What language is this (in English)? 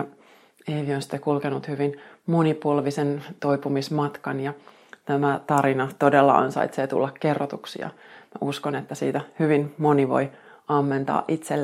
Finnish